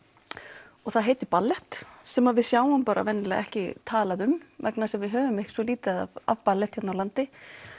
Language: Icelandic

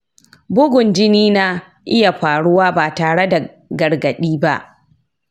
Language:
Hausa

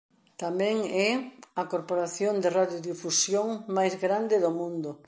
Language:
Galician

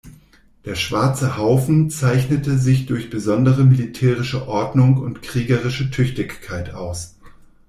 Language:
German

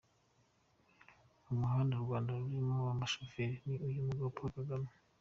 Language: Kinyarwanda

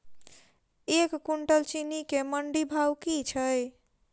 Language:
Maithili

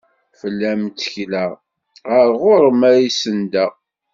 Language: Kabyle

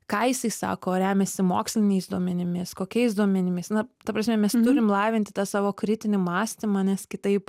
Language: Lithuanian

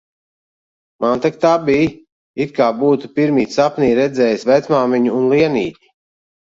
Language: Latvian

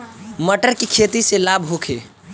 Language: Bhojpuri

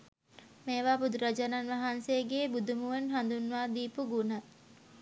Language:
Sinhala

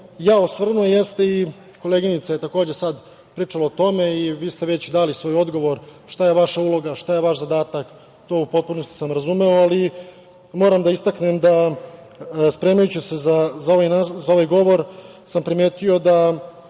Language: Serbian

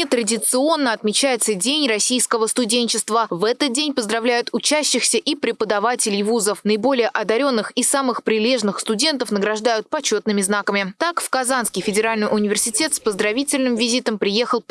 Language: Russian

